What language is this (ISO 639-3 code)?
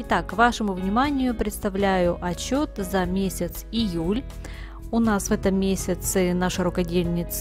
rus